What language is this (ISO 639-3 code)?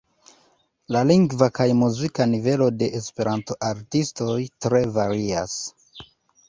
epo